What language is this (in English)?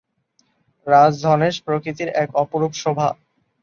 Bangla